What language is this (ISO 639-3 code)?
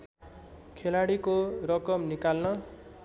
nep